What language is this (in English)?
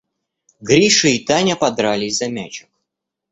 Russian